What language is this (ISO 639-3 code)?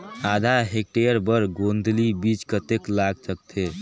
hne